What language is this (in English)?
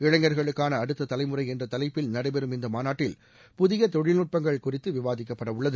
Tamil